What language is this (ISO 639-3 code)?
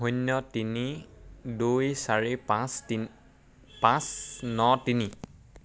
asm